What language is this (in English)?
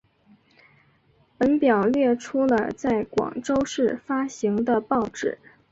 Chinese